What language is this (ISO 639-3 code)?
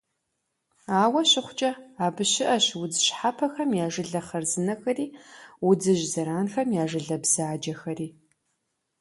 kbd